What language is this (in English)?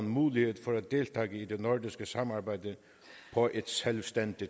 Danish